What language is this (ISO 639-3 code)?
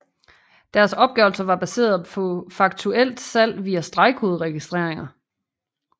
dan